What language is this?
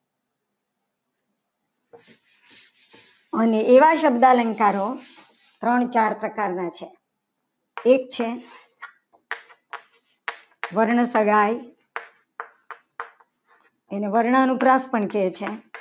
Gujarati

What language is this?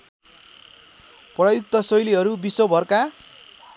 Nepali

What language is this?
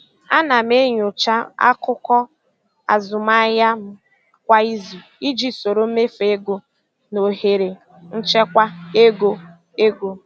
Igbo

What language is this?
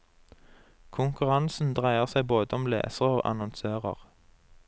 Norwegian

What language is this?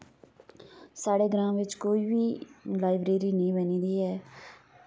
Dogri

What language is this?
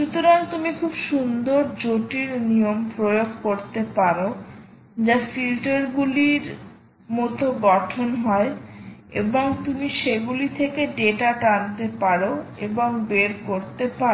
Bangla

